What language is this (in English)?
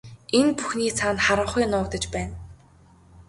Mongolian